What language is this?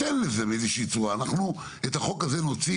Hebrew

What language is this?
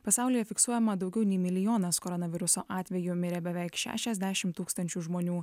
Lithuanian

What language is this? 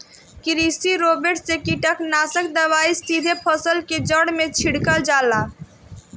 Bhojpuri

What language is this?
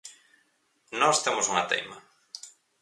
Galician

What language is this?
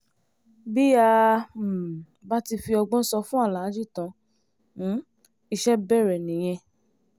Yoruba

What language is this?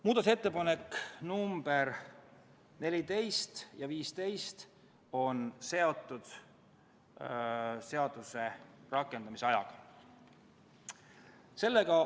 Estonian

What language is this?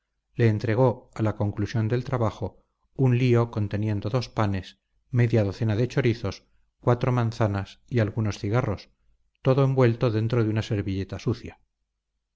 Spanish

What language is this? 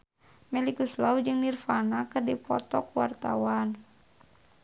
Sundanese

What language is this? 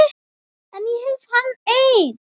Icelandic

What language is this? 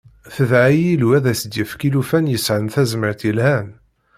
Kabyle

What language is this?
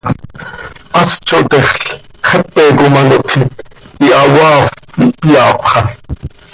Seri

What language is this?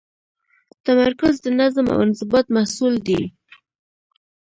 Pashto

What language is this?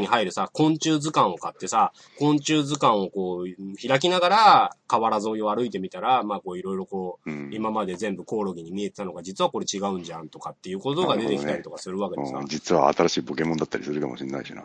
Japanese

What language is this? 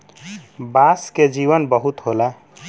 Bhojpuri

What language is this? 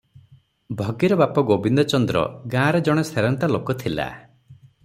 Odia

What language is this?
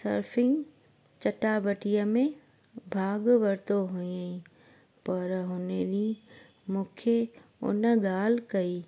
Sindhi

